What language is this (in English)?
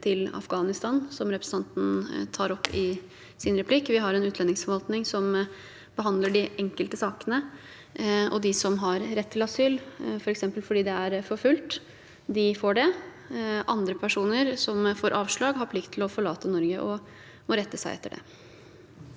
Norwegian